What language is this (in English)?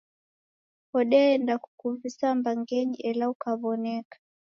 Taita